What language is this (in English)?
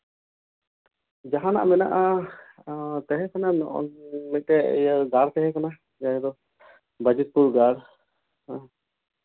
Santali